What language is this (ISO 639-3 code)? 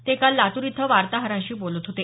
mar